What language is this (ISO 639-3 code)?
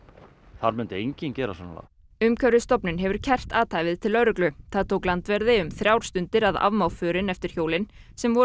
isl